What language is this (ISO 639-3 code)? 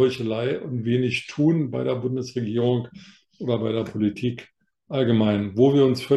deu